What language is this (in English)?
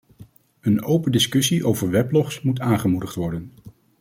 Dutch